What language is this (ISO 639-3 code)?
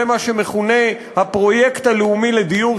heb